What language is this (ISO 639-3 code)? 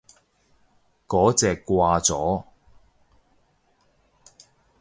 yue